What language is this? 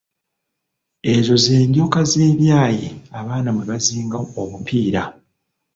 Ganda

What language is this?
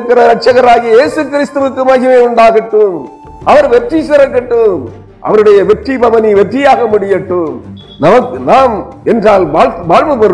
Tamil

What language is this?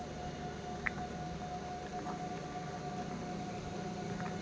Kannada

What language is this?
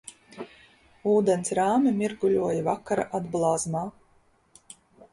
Latvian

